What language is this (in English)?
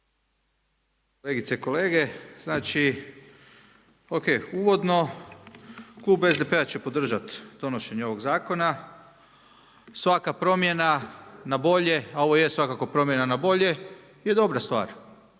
Croatian